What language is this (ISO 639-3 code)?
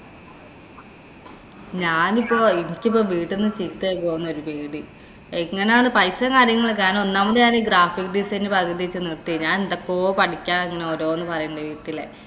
mal